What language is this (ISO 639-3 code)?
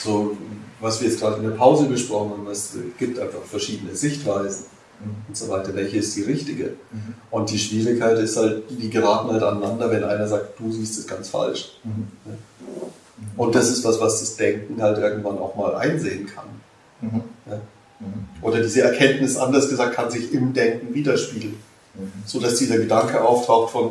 deu